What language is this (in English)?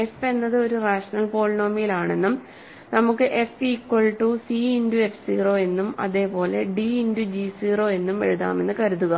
Malayalam